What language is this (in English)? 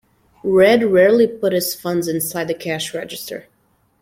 English